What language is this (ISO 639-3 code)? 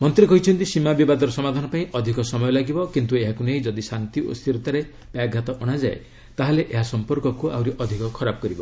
ori